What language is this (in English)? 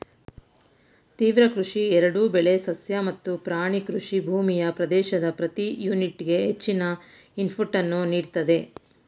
Kannada